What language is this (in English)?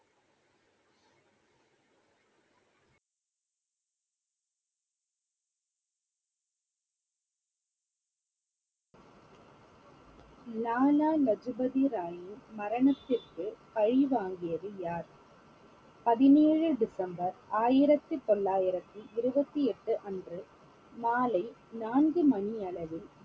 Tamil